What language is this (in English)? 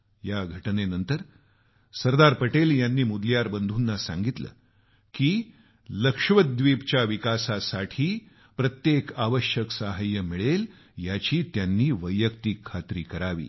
Marathi